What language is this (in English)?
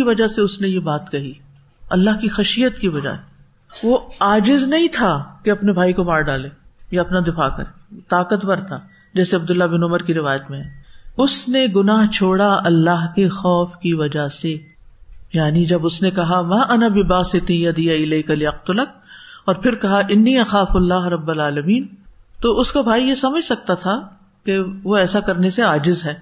Urdu